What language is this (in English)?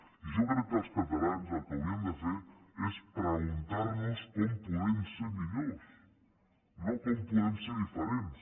Catalan